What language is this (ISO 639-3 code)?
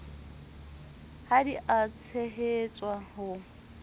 sot